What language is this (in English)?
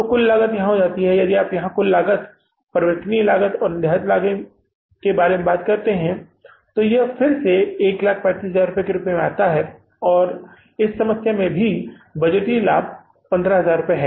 Hindi